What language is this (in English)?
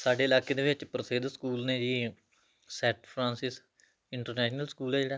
Punjabi